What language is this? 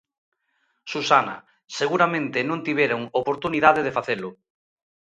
Galician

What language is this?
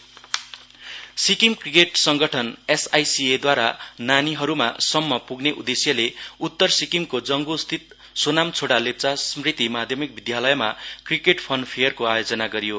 Nepali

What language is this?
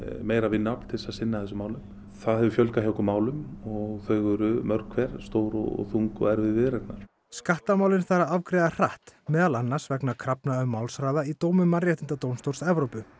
Icelandic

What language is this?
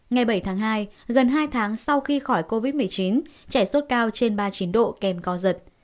Vietnamese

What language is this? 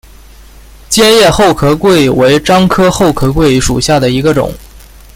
Chinese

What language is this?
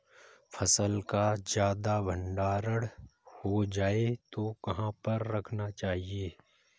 Hindi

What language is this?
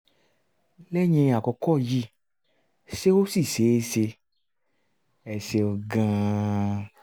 Yoruba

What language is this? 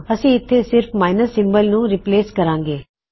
Punjabi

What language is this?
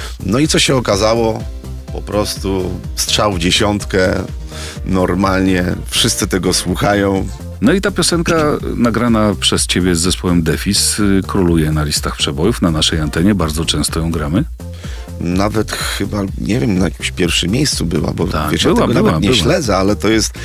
Polish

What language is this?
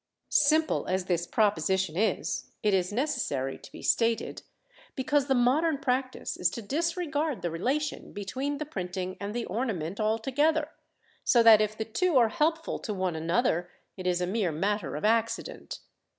English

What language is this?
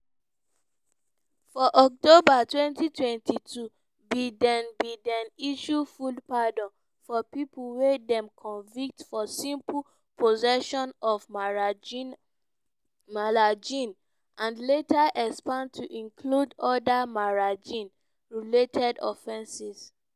Nigerian Pidgin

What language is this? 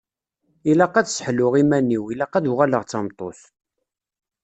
Kabyle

